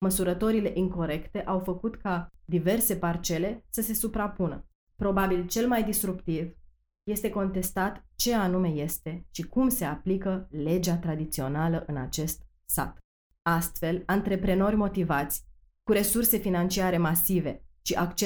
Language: Romanian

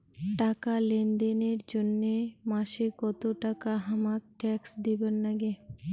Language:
Bangla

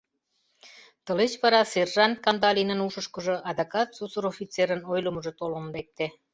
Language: Mari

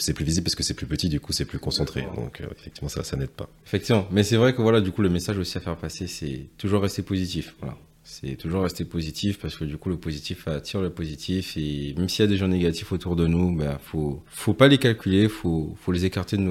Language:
French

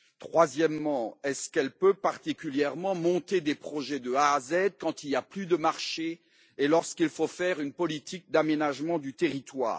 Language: French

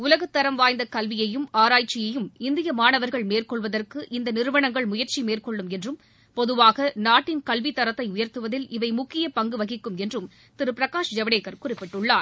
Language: Tamil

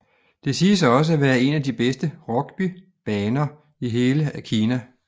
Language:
Danish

